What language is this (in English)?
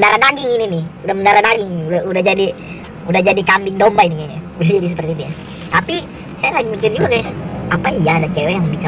Indonesian